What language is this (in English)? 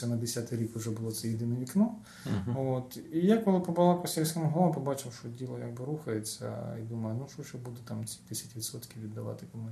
Ukrainian